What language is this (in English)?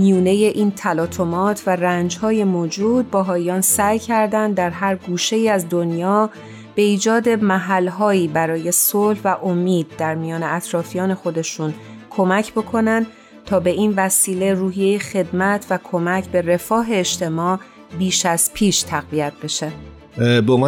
Persian